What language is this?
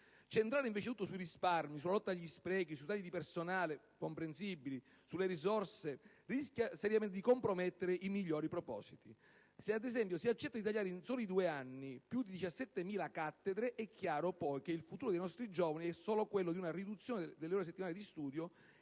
Italian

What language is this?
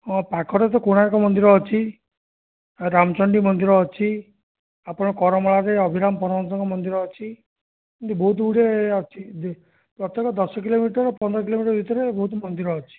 Odia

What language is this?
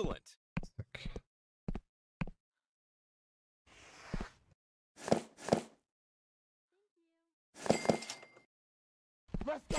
German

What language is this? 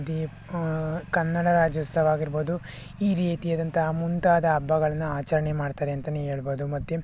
Kannada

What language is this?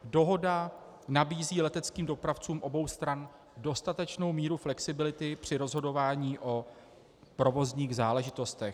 Czech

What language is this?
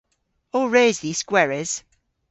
Cornish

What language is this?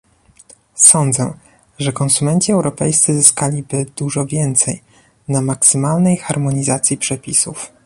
Polish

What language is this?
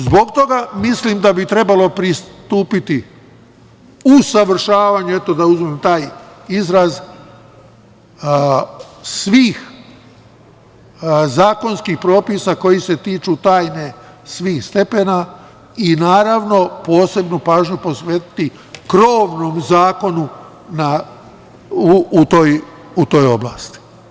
Serbian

